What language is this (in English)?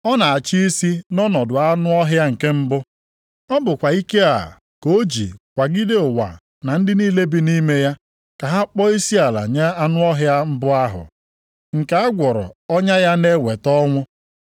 Igbo